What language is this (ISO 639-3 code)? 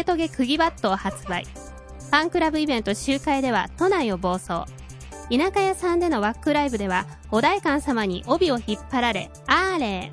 jpn